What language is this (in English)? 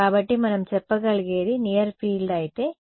Telugu